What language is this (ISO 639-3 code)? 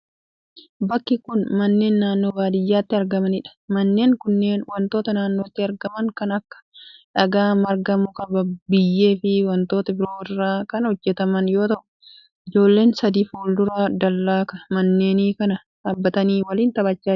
orm